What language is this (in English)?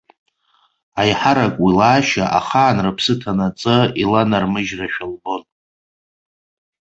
Abkhazian